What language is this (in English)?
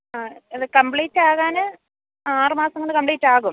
Malayalam